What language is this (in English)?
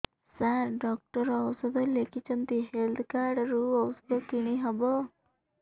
Odia